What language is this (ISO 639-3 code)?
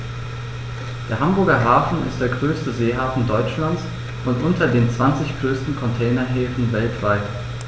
deu